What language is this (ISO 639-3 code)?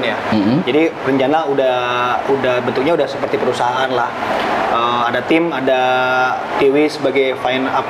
ind